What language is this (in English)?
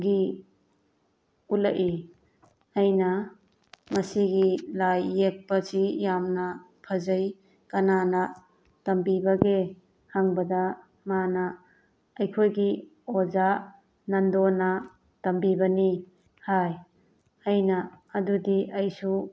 Manipuri